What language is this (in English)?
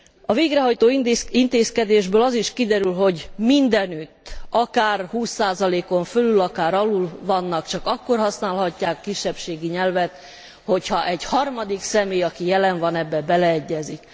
Hungarian